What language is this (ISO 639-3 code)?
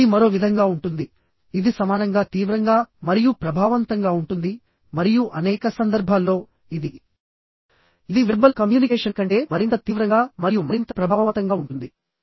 tel